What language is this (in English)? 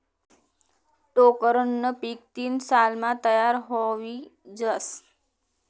Marathi